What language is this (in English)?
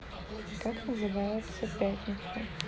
Russian